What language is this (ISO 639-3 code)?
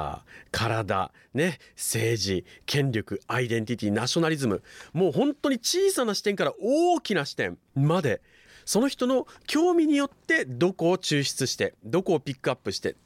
jpn